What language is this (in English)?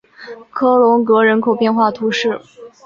Chinese